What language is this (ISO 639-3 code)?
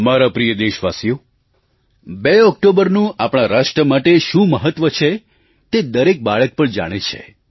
guj